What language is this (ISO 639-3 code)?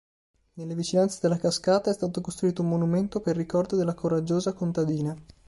ita